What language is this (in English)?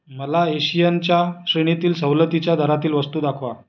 Marathi